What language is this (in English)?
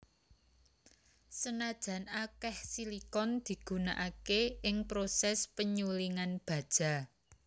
Javanese